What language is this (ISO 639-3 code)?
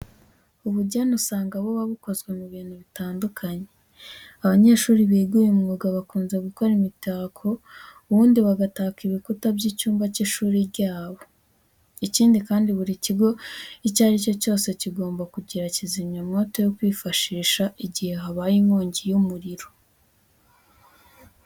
kin